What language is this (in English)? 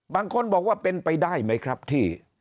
Thai